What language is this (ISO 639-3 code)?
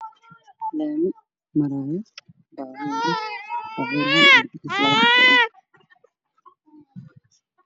som